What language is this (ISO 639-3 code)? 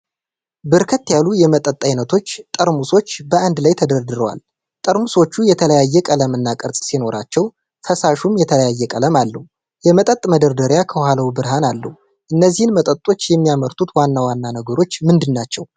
amh